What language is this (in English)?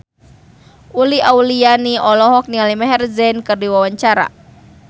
Sundanese